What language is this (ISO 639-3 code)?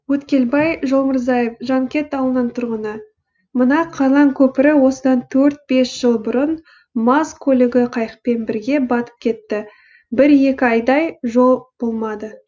kaz